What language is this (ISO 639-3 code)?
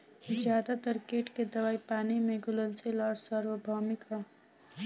bho